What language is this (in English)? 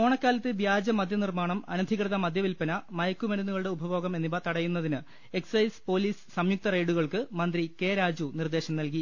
Malayalam